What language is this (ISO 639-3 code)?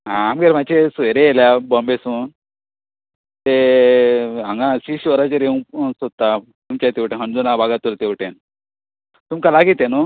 kok